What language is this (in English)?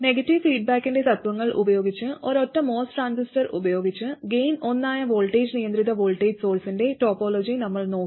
Malayalam